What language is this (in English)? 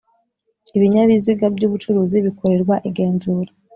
Kinyarwanda